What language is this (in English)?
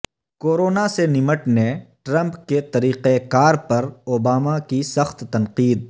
Urdu